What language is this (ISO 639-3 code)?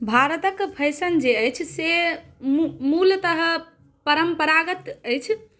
mai